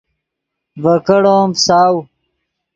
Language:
Yidgha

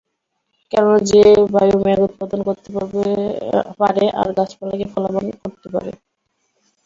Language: Bangla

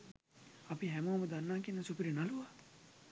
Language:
Sinhala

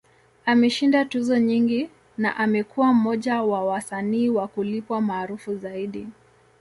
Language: Swahili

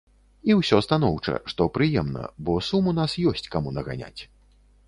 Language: Belarusian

